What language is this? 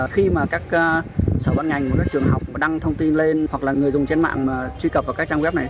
Vietnamese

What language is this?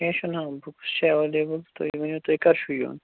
Kashmiri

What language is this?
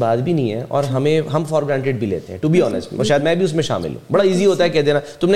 Urdu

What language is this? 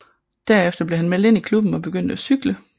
Danish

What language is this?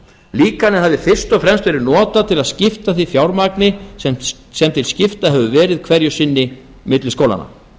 Icelandic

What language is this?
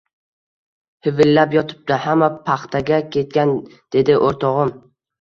Uzbek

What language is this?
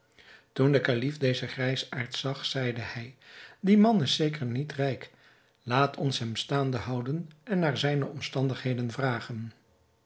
Dutch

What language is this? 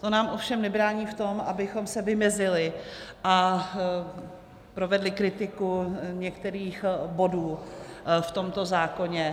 Czech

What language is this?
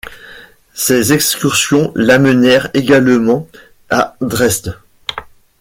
French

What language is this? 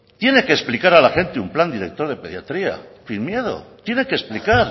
Spanish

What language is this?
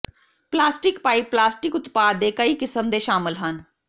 Punjabi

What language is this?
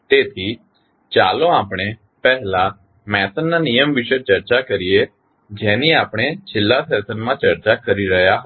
Gujarati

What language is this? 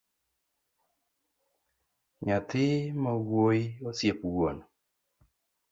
Luo (Kenya and Tanzania)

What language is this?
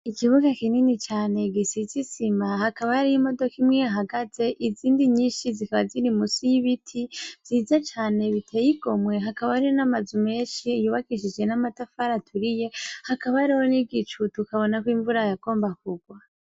Rundi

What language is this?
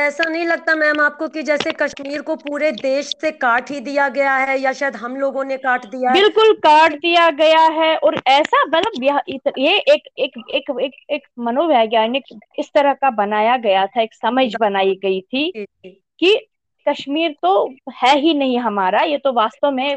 Hindi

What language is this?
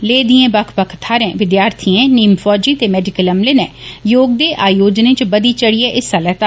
Dogri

